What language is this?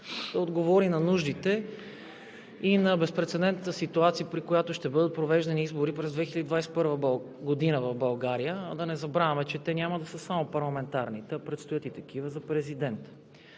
Bulgarian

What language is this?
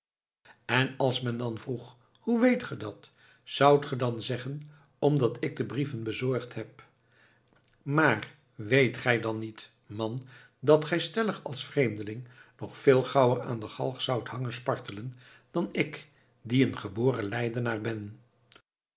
Dutch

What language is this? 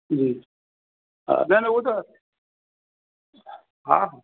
Sindhi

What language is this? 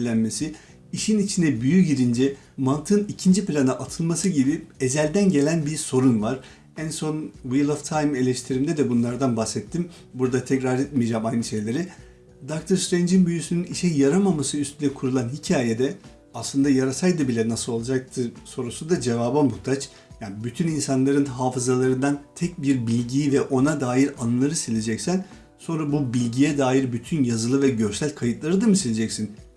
Turkish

